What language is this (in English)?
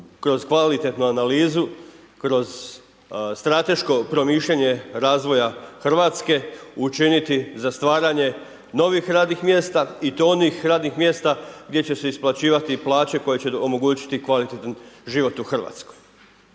Croatian